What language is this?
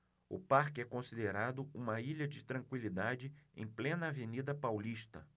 Portuguese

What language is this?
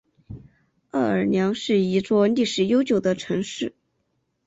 Chinese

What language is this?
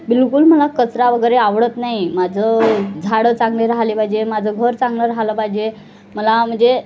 Marathi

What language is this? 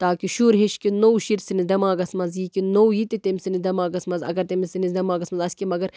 Kashmiri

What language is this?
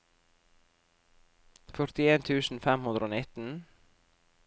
Norwegian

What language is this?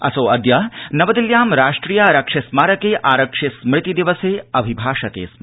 Sanskrit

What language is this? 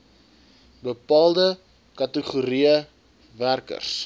Afrikaans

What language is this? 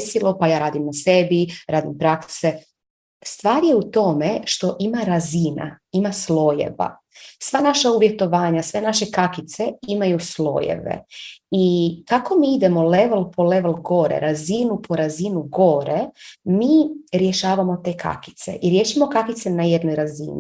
Croatian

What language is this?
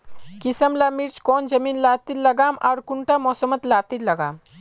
Magahi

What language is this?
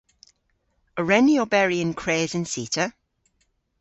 Cornish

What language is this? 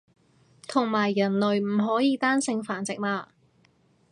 Cantonese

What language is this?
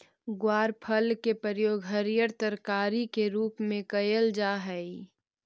Magahi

